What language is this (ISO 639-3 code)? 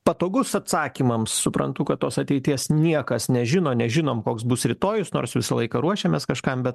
lit